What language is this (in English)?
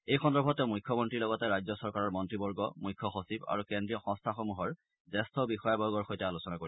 Assamese